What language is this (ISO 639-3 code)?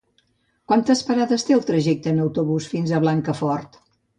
cat